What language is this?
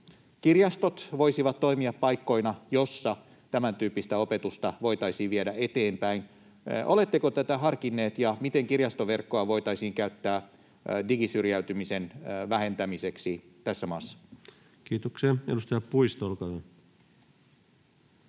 Finnish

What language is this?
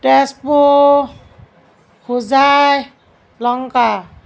Assamese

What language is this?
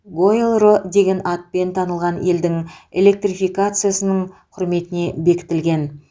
Kazakh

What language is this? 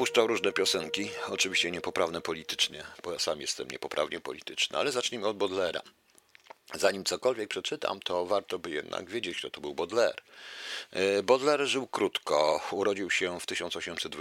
Polish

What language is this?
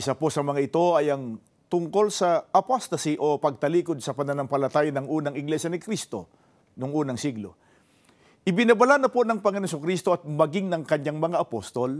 Filipino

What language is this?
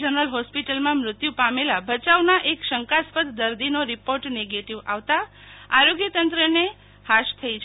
Gujarati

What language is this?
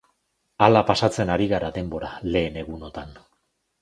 Basque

